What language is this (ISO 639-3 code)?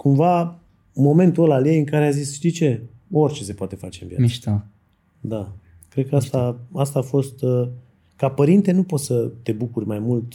ron